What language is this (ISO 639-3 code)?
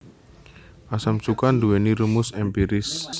jav